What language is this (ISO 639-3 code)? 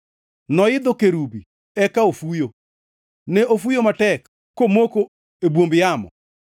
luo